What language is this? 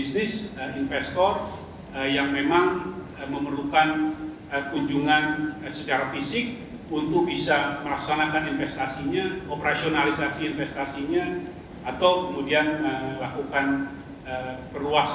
Indonesian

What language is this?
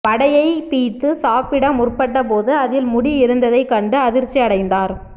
Tamil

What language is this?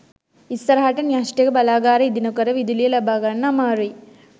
Sinhala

